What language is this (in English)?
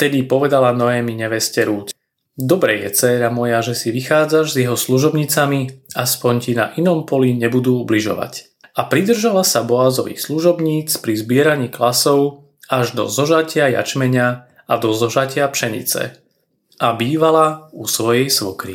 Slovak